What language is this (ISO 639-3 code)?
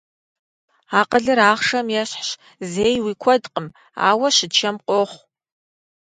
kbd